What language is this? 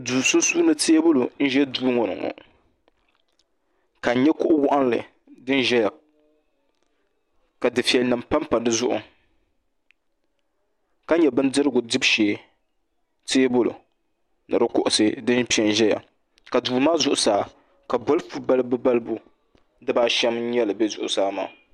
Dagbani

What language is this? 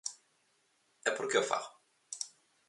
Galician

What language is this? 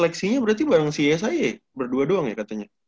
Indonesian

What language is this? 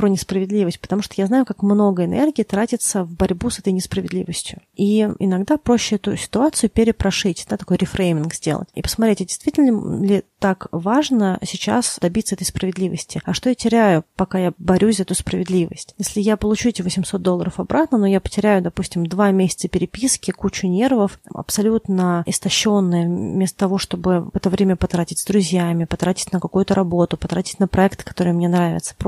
Russian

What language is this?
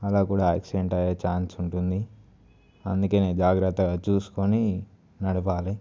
Telugu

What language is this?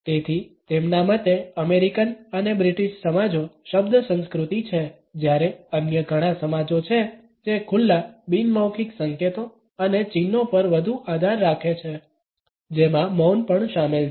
Gujarati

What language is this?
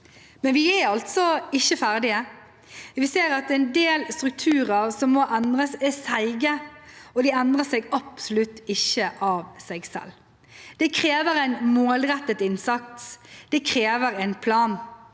Norwegian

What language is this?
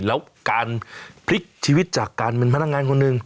Thai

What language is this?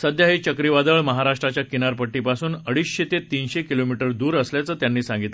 Marathi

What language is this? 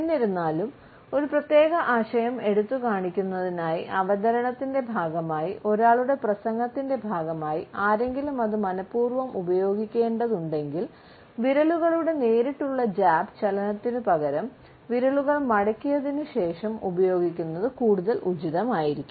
Malayalam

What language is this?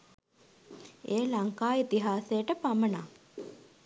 Sinhala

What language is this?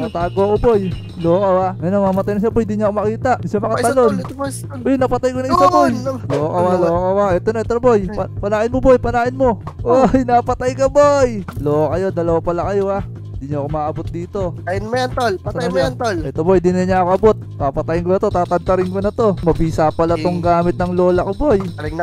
Filipino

